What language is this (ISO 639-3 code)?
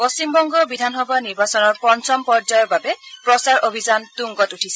asm